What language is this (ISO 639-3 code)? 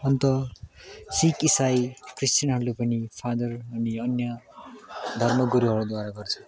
nep